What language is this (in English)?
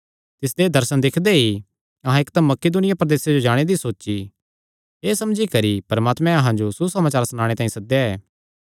Kangri